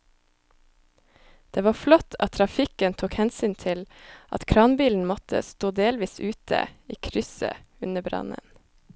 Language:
Norwegian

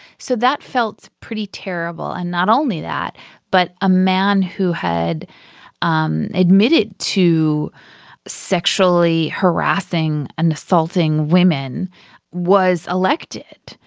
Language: English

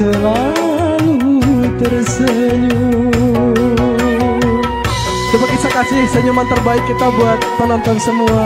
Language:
Indonesian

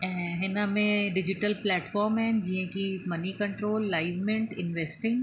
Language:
Sindhi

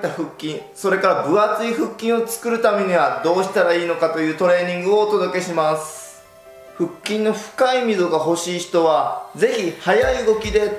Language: Japanese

